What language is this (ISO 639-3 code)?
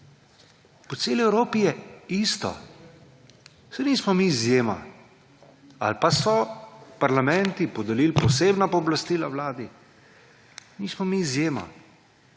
slv